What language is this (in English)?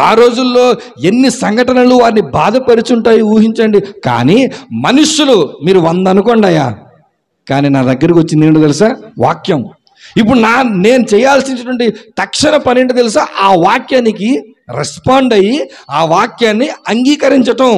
Telugu